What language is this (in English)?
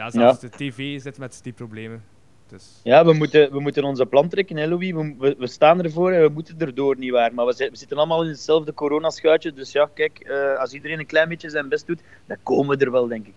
Dutch